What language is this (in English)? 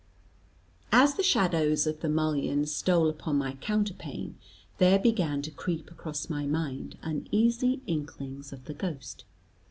English